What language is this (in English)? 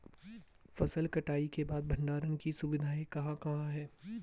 Hindi